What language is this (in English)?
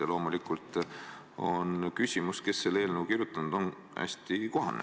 Estonian